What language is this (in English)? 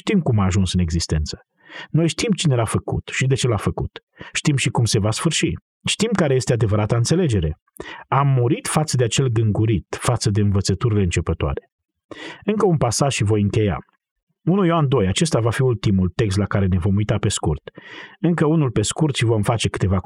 Romanian